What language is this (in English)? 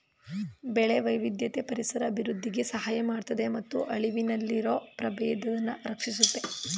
Kannada